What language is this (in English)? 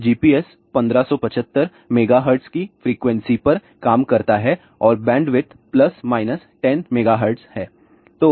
Hindi